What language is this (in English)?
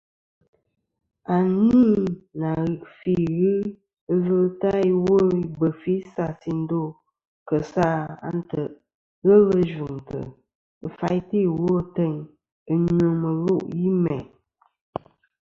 Kom